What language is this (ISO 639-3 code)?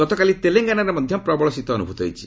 ori